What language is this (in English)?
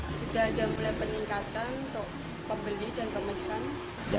Indonesian